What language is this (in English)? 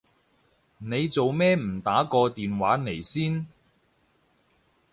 Cantonese